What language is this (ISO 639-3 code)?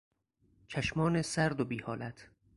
fas